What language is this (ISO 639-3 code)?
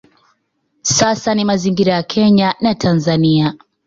swa